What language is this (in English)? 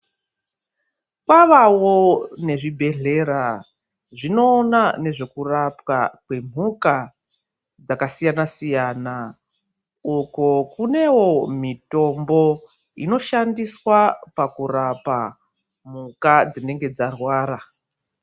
Ndau